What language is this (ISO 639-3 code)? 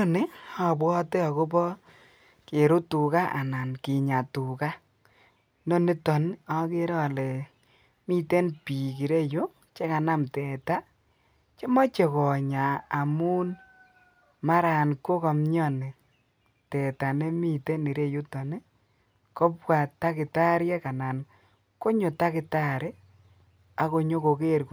kln